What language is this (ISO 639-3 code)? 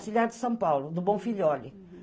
por